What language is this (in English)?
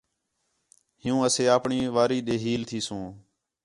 Khetrani